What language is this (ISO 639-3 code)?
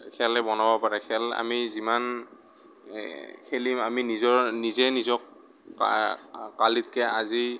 asm